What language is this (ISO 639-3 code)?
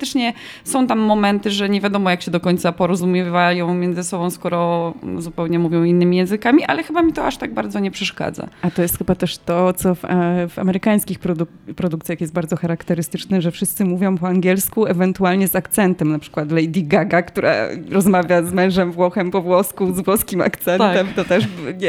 pol